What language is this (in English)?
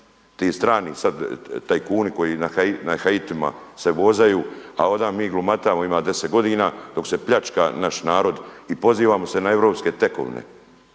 Croatian